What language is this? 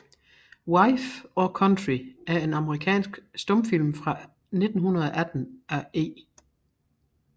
Danish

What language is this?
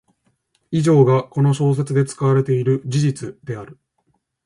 Japanese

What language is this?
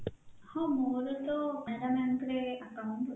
Odia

